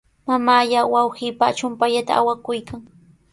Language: Sihuas Ancash Quechua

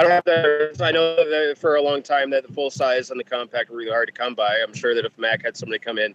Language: English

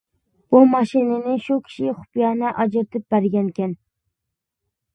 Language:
Uyghur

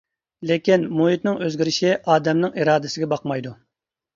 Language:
Uyghur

